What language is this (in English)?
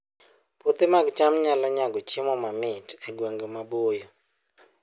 Luo (Kenya and Tanzania)